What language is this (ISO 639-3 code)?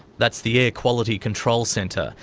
eng